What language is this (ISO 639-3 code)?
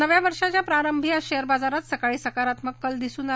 mar